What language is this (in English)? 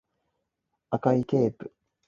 Cantonese